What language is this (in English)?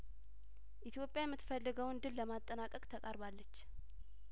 Amharic